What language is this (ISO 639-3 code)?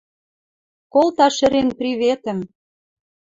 mrj